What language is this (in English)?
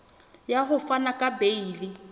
Southern Sotho